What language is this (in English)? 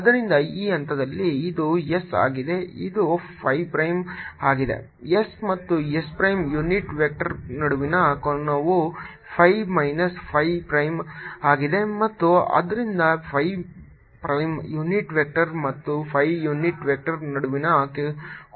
Kannada